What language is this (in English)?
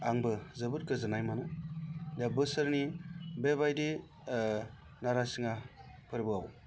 Bodo